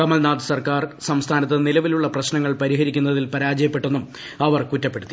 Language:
Malayalam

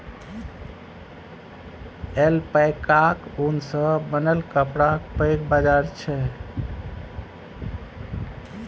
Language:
Maithili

